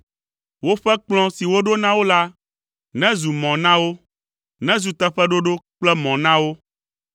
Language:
Ewe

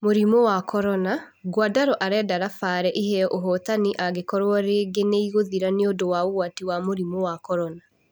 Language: Kikuyu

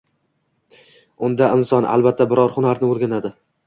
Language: Uzbek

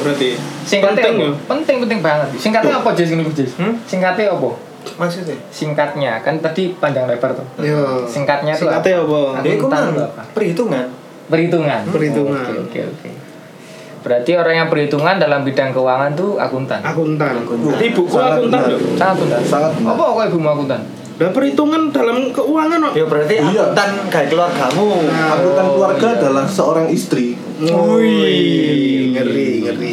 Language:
Indonesian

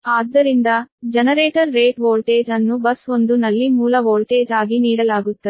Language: Kannada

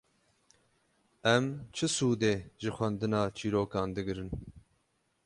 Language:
Kurdish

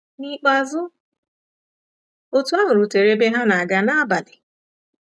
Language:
Igbo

